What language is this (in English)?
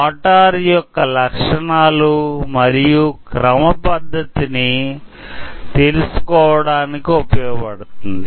Telugu